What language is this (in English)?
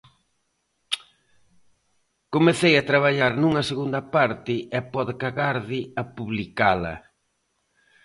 Galician